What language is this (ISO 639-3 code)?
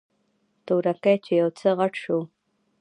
pus